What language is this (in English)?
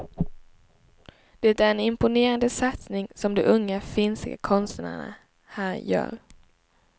Swedish